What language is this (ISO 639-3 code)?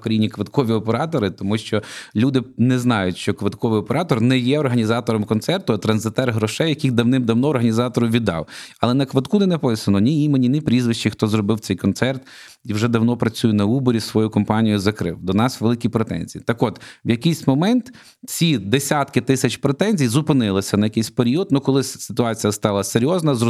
ukr